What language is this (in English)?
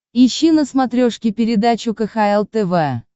Russian